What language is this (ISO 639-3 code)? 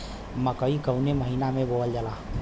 bho